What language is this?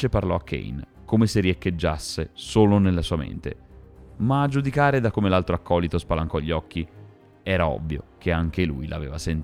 Italian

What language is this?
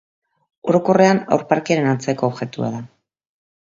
Basque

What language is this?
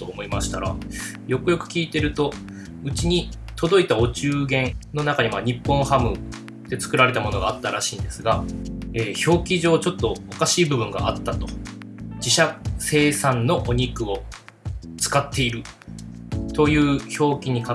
Japanese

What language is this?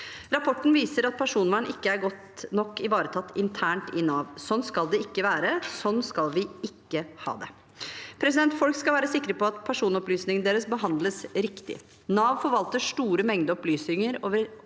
Norwegian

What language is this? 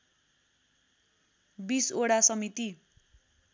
Nepali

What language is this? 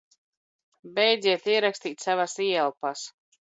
Latvian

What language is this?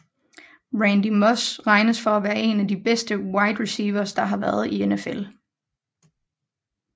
Danish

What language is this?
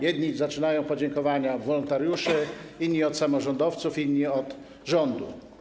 Polish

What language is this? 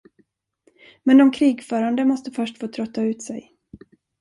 Swedish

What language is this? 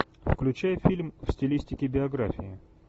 Russian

